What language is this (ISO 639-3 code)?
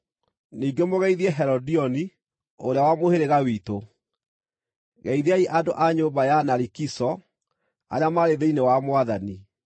kik